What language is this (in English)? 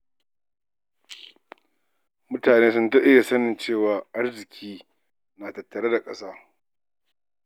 Hausa